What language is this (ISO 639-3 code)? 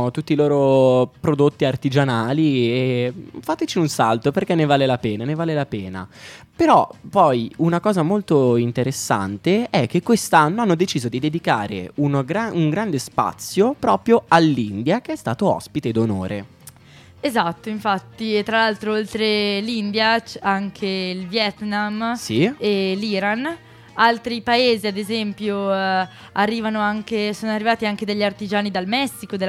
ita